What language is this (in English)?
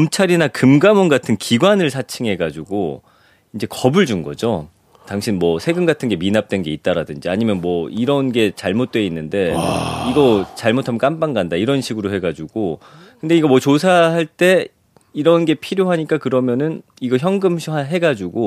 Korean